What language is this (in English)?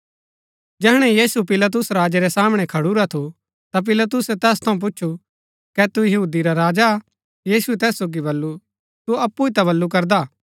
Gaddi